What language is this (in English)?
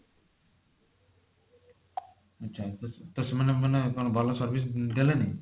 Odia